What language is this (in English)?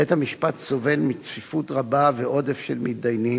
Hebrew